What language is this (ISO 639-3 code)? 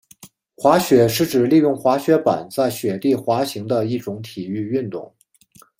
zho